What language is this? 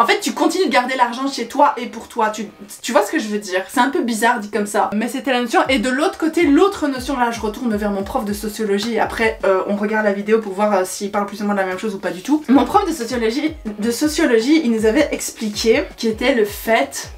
French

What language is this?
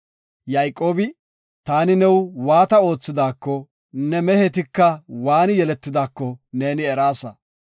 Gofa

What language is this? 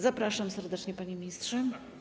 Polish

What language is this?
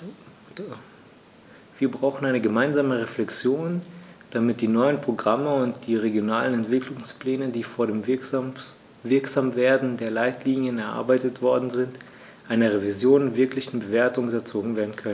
German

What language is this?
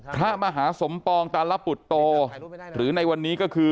Thai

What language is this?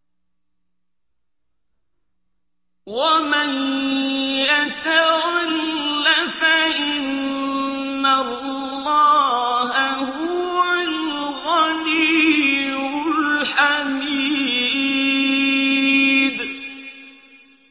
Arabic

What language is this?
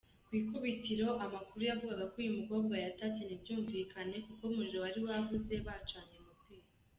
Kinyarwanda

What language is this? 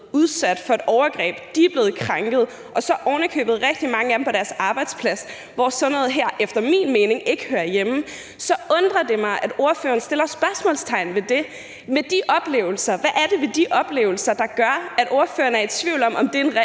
Danish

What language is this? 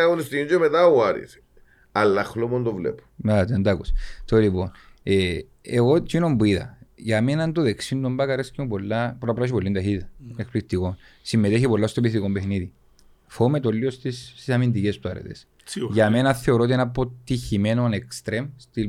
Greek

